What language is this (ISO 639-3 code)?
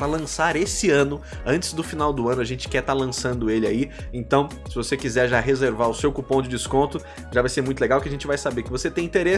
por